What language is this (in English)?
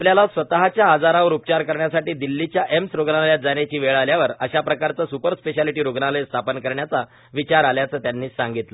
Marathi